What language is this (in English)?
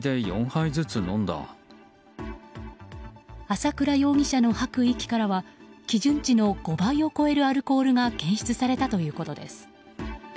Japanese